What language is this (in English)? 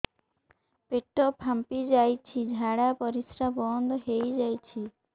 Odia